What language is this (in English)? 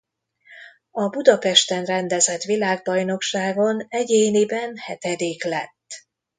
Hungarian